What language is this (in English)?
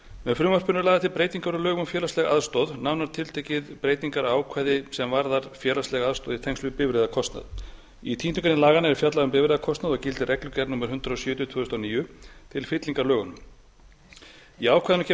Icelandic